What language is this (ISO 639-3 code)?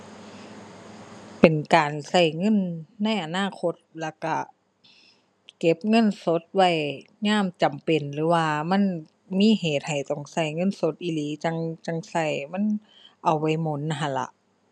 tha